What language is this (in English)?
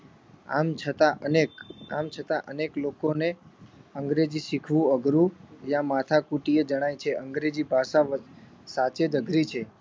Gujarati